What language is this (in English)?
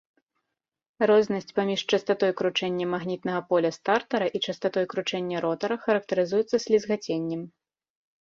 Belarusian